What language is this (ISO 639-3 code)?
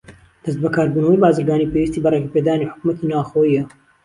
ckb